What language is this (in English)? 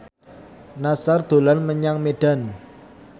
Javanese